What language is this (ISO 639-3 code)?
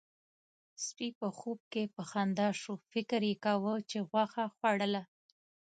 pus